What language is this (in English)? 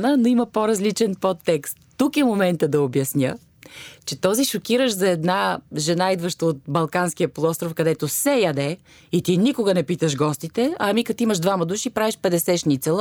Bulgarian